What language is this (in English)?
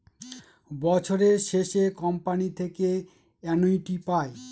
Bangla